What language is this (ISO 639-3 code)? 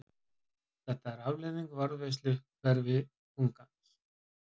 isl